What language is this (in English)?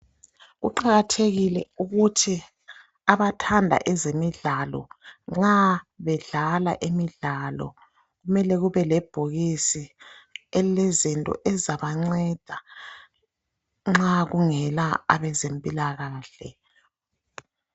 North Ndebele